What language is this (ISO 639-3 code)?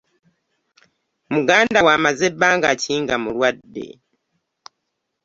lug